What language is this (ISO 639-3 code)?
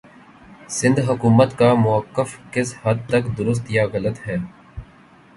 urd